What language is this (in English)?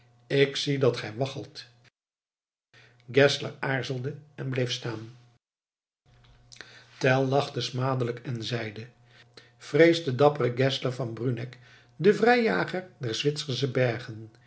Dutch